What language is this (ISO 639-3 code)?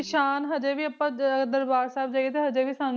pan